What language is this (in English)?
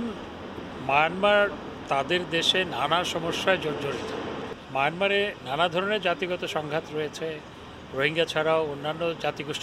Bangla